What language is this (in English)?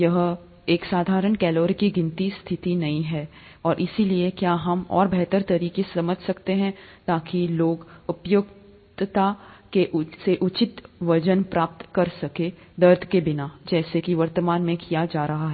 Hindi